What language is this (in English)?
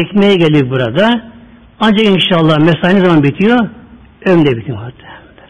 Turkish